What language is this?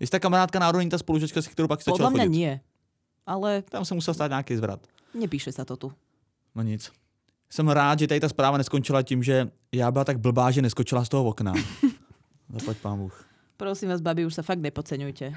Czech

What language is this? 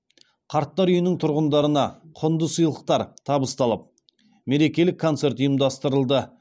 Kazakh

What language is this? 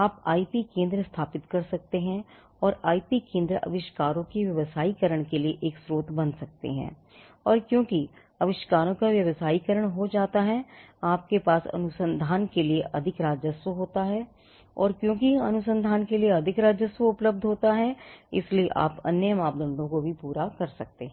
Hindi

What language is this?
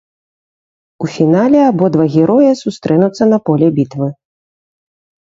Belarusian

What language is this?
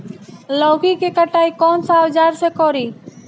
Bhojpuri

